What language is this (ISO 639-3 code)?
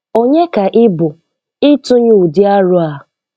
ibo